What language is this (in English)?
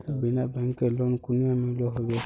Magahi